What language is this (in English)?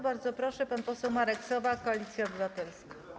Polish